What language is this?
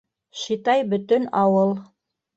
Bashkir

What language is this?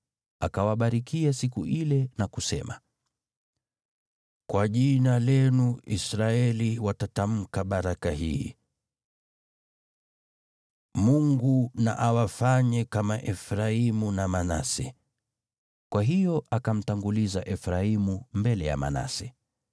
Swahili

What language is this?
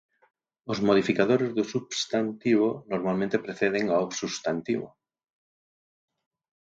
Galician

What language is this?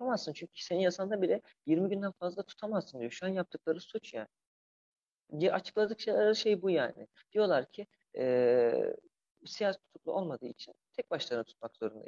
Turkish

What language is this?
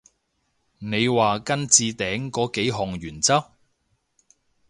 Cantonese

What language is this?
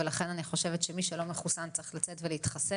Hebrew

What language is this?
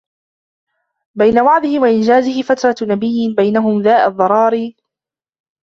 Arabic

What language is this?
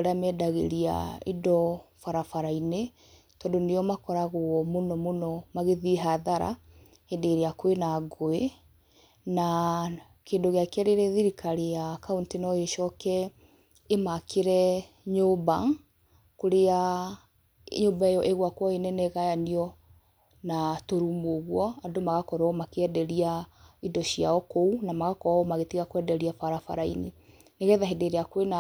Kikuyu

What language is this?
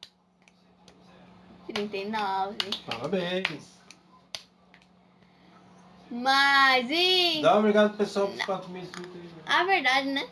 Portuguese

